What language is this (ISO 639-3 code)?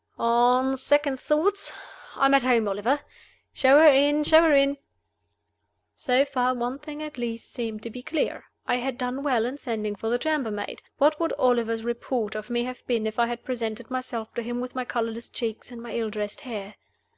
eng